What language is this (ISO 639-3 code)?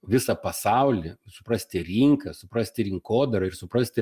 lit